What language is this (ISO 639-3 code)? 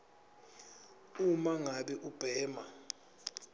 ssw